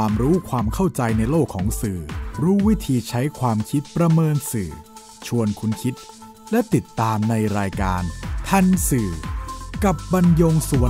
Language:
Thai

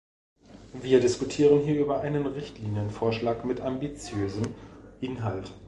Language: German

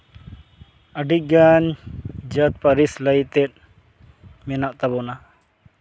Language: Santali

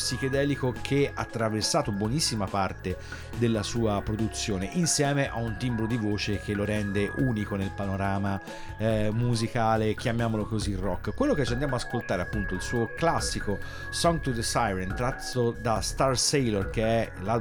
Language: Italian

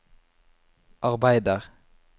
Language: Norwegian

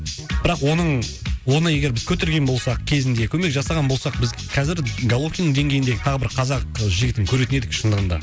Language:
Kazakh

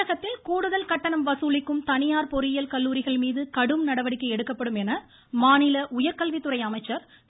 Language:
Tamil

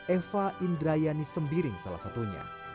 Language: Indonesian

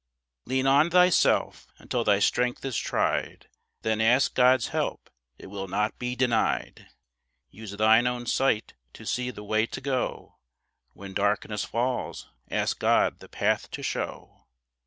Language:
English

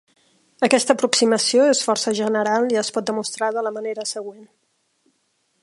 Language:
Catalan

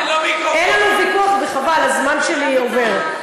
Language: Hebrew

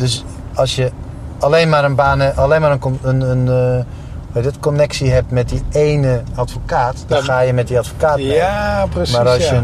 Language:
Dutch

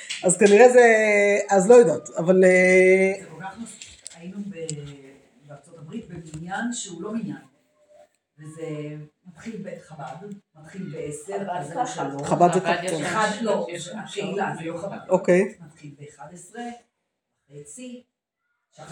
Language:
Hebrew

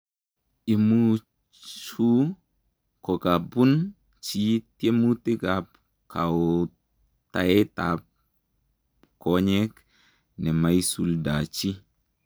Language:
Kalenjin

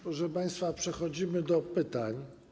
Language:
Polish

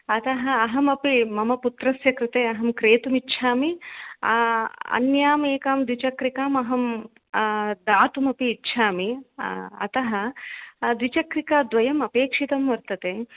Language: Sanskrit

